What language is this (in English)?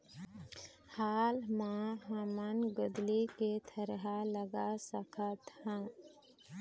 Chhattisgarhi